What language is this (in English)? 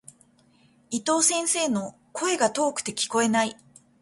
Japanese